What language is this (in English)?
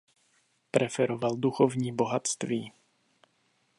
Czech